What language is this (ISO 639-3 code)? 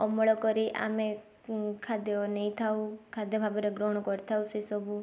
ori